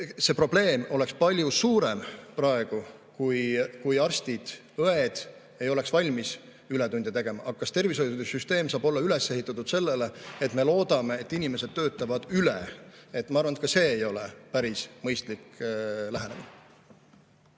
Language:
Estonian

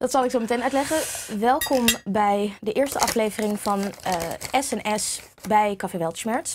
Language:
Dutch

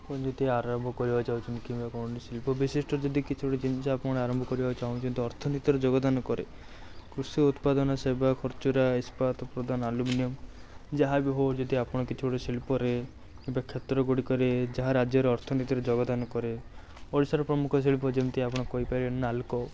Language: Odia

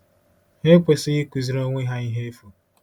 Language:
Igbo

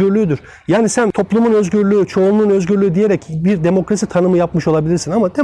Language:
Turkish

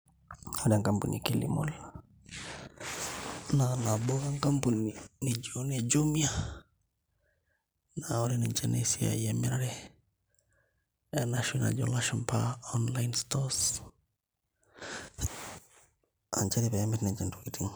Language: Masai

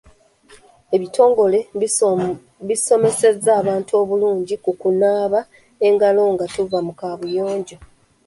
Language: Ganda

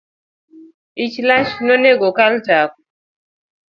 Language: Luo (Kenya and Tanzania)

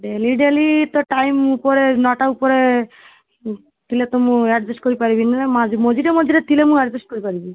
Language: Odia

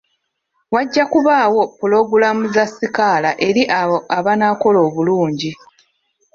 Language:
Ganda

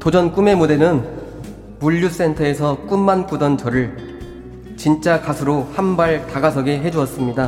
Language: Korean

